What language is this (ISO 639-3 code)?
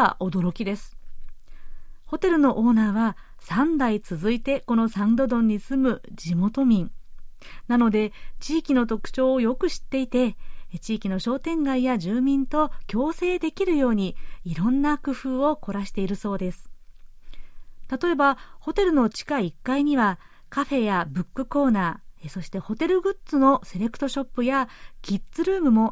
jpn